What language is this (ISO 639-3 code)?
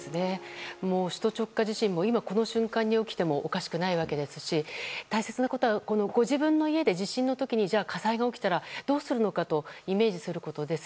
jpn